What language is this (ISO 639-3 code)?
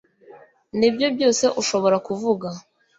kin